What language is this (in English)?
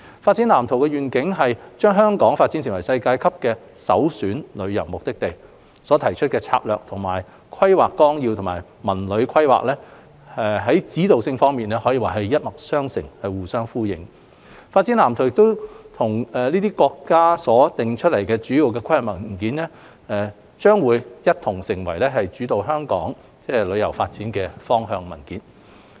Cantonese